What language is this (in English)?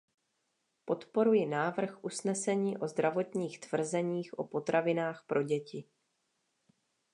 Czech